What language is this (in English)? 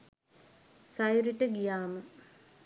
Sinhala